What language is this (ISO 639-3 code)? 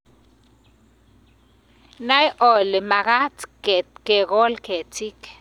kln